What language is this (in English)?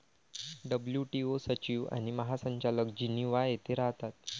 Marathi